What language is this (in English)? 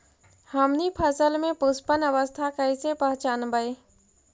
Magahi